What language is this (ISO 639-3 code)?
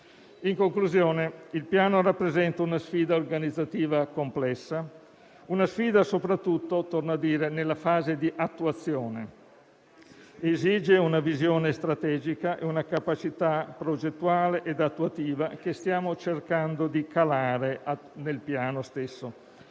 ita